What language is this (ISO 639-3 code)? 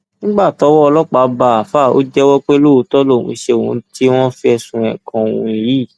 yor